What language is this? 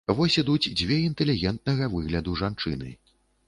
Belarusian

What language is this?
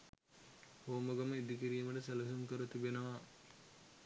Sinhala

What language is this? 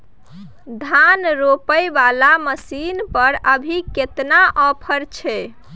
Maithili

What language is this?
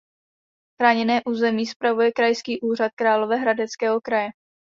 Czech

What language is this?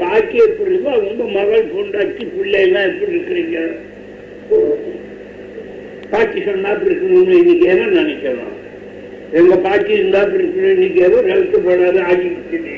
Tamil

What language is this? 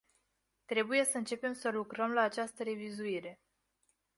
Romanian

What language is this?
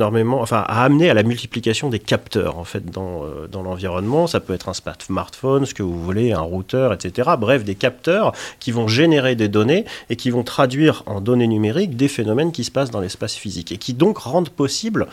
French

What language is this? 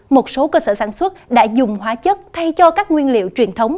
Vietnamese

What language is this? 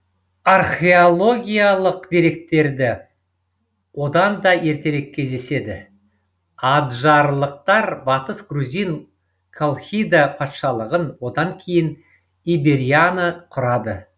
Kazakh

